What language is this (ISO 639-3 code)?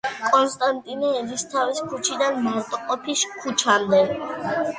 kat